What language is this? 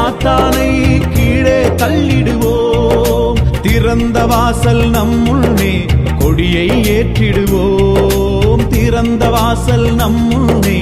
Tamil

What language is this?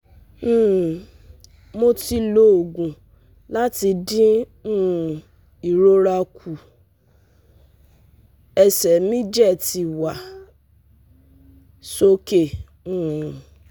Yoruba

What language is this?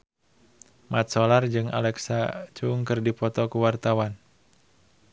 Sundanese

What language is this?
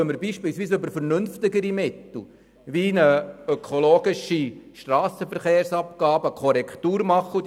Swiss German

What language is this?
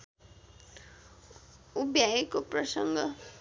Nepali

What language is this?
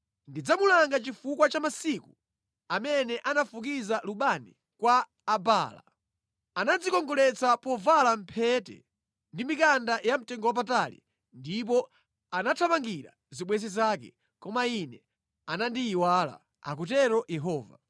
Nyanja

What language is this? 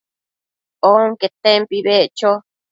Matsés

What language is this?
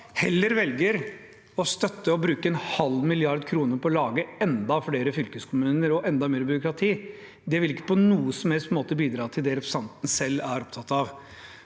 Norwegian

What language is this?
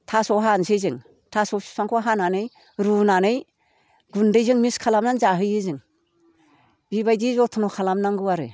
Bodo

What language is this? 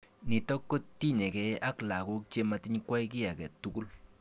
Kalenjin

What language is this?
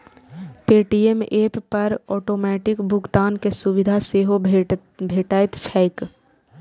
Maithili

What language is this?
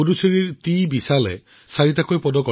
Assamese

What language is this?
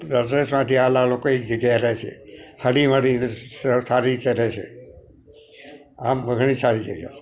Gujarati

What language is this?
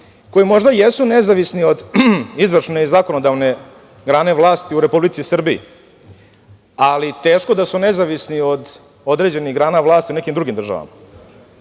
Serbian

